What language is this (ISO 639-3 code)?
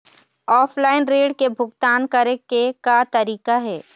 hne